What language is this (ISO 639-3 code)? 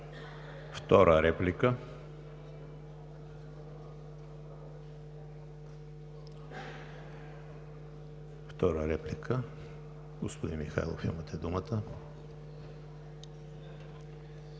bul